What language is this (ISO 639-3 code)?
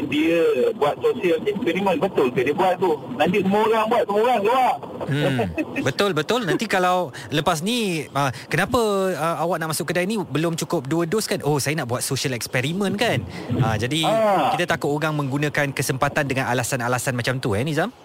msa